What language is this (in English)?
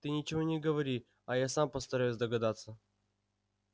Russian